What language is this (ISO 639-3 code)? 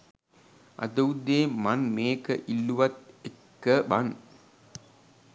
sin